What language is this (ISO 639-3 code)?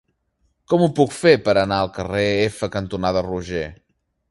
cat